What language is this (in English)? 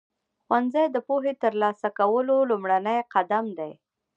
Pashto